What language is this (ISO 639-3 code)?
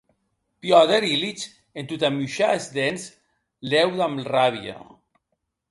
oci